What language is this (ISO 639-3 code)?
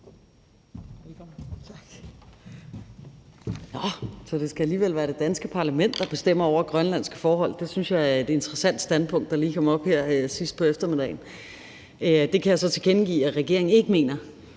dan